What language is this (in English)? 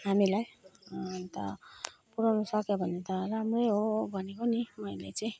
Nepali